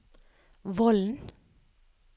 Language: Norwegian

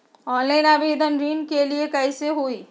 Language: Magahi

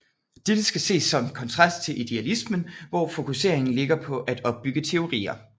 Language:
Danish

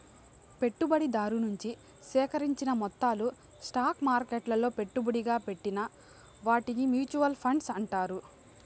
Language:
Telugu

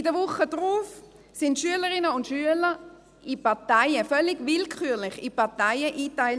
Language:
Swiss German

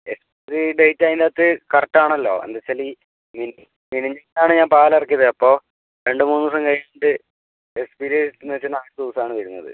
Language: Malayalam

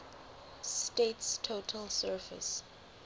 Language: English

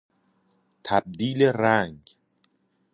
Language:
Persian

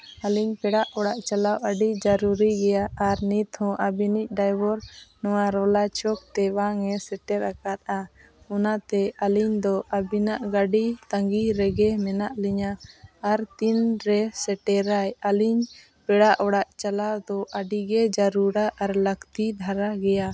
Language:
Santali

